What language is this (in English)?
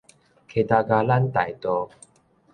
Min Nan Chinese